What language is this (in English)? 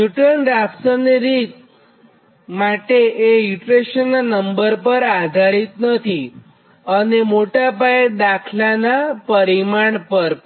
Gujarati